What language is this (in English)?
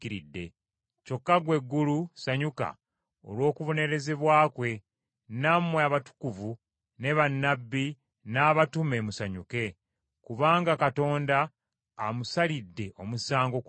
Ganda